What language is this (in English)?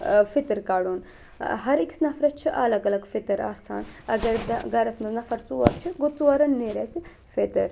Kashmiri